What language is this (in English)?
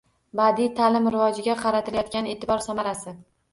Uzbek